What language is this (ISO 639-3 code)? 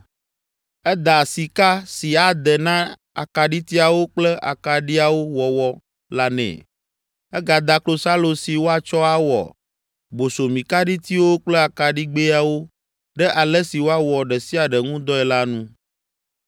ewe